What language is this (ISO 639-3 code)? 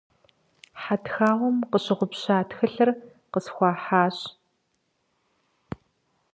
kbd